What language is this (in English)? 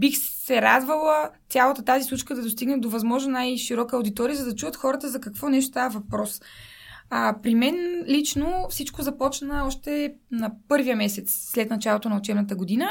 Bulgarian